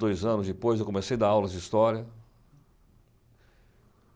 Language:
Portuguese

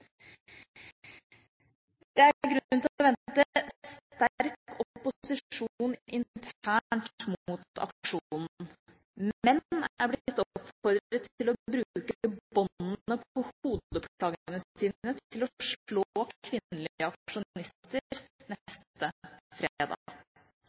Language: Norwegian Bokmål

